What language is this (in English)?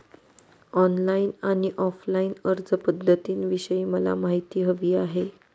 Marathi